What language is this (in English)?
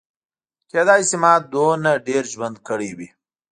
Pashto